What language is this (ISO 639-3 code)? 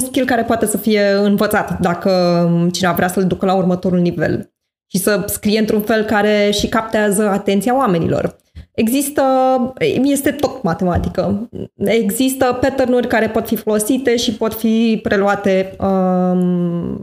ron